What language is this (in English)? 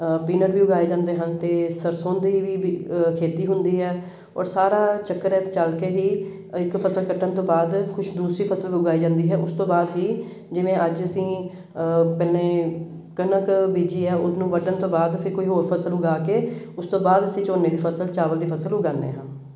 Punjabi